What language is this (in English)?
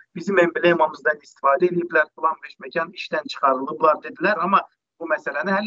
Turkish